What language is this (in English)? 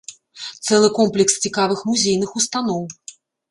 Belarusian